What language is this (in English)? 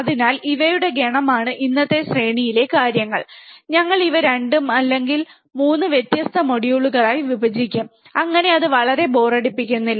Malayalam